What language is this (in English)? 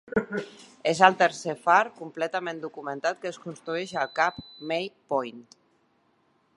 Catalan